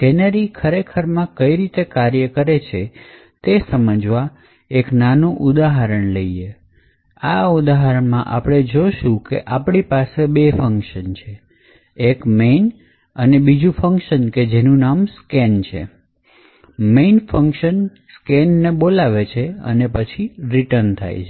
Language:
Gujarati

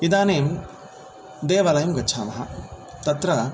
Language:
Sanskrit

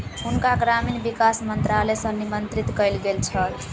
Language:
Maithili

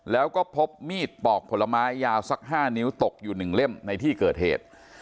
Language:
Thai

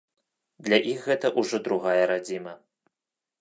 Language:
Belarusian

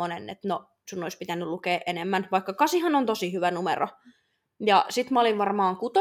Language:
Finnish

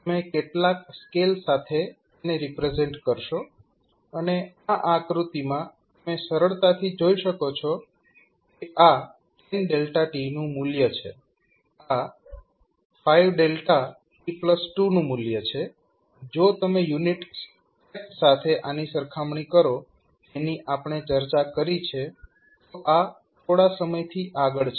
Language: Gujarati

